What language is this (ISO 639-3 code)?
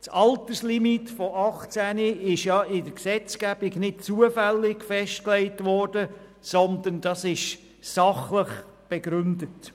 gsw